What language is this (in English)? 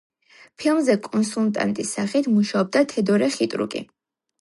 Georgian